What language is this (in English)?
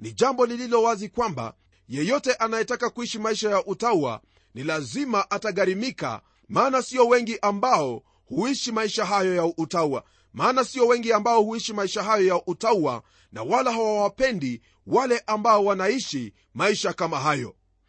Swahili